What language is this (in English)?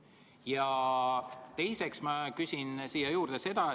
Estonian